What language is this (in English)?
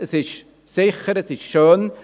Swiss German